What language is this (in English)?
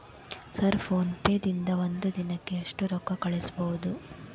Kannada